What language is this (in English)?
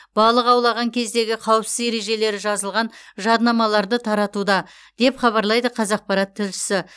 Kazakh